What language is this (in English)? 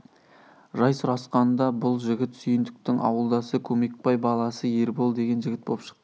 Kazakh